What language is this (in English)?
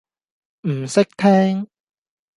Cantonese